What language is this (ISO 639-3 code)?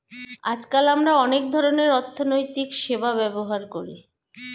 ben